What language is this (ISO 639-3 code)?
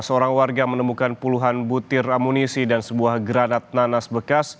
ind